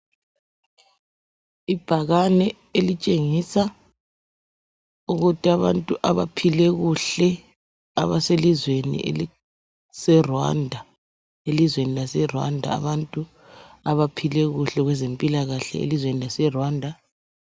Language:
North Ndebele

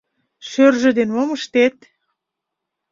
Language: Mari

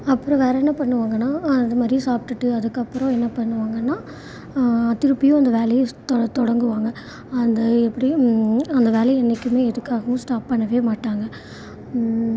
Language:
Tamil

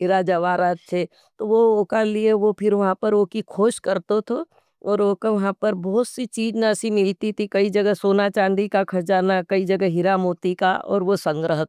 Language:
Nimadi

